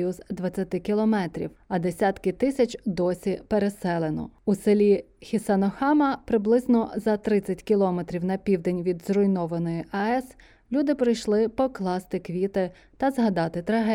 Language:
Ukrainian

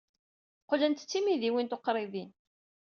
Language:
Kabyle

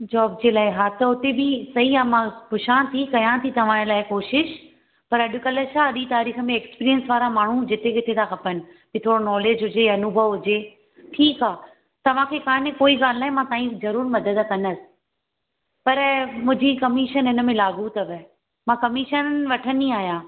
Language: Sindhi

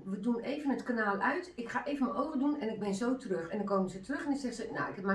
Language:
Dutch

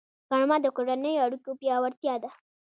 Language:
Pashto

